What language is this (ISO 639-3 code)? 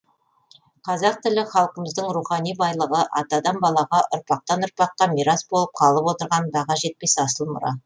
kaz